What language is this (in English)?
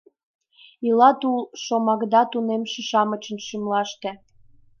Mari